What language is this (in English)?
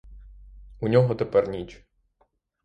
Ukrainian